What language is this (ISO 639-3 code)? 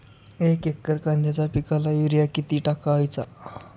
mar